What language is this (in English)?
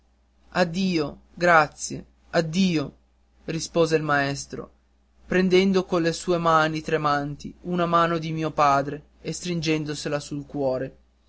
Italian